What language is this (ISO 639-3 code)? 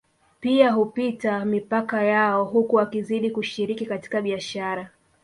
swa